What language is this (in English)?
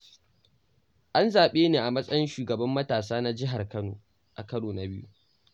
Hausa